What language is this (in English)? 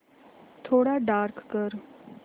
Marathi